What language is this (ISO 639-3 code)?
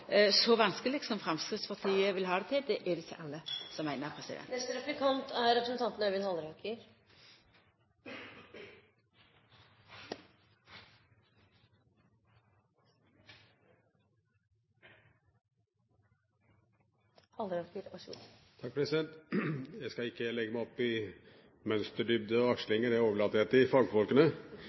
nor